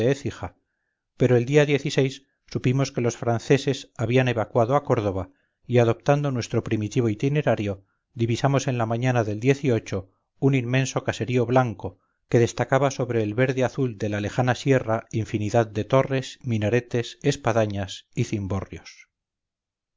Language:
Spanish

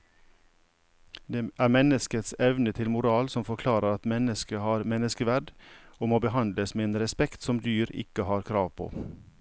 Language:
Norwegian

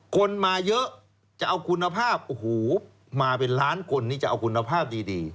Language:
Thai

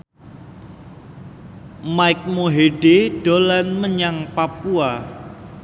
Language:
Javanese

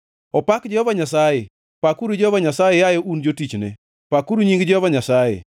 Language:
Luo (Kenya and Tanzania)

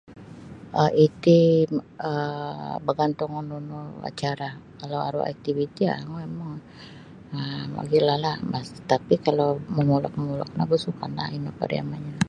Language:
Sabah Bisaya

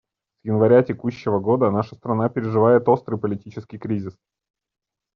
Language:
Russian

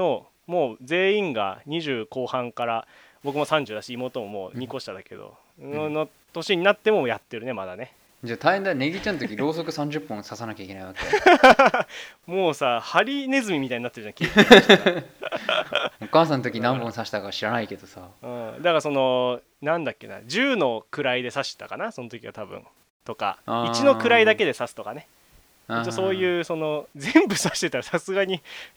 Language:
Japanese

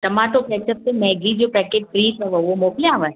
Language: Sindhi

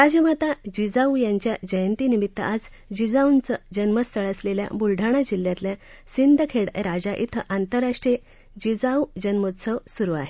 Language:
Marathi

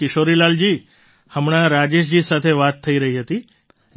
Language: Gujarati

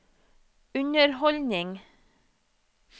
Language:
Norwegian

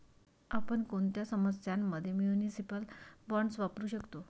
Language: Marathi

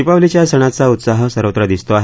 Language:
Marathi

